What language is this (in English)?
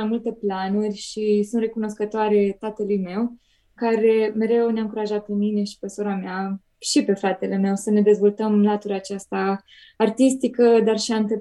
Romanian